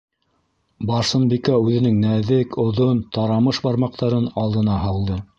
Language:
Bashkir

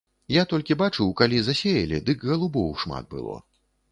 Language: Belarusian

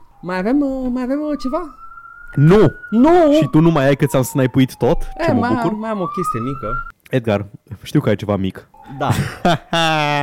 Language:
Romanian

